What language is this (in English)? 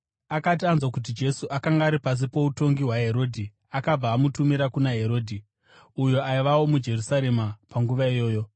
Shona